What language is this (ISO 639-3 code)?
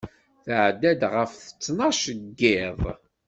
kab